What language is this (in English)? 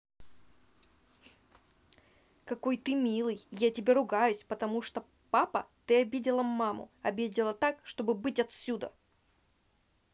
Russian